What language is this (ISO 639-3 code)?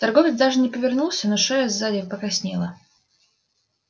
rus